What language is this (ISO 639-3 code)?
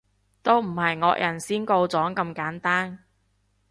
yue